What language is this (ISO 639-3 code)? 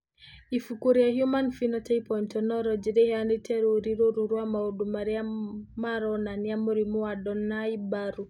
kik